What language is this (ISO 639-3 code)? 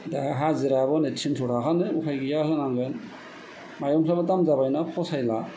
brx